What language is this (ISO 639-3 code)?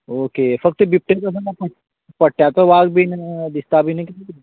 kok